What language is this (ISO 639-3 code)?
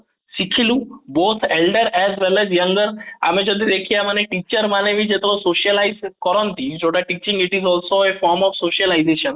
ori